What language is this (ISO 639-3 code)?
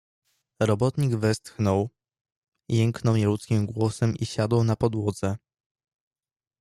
pol